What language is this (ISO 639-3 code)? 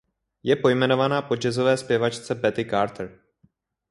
ces